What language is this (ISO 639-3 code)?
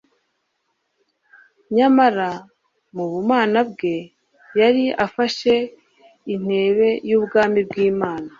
kin